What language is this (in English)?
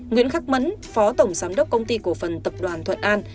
Vietnamese